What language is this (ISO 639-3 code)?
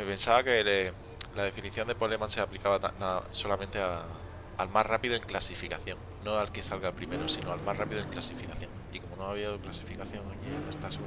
spa